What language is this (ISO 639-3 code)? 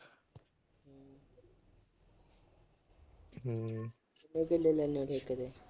pan